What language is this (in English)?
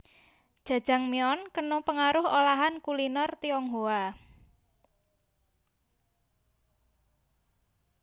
Javanese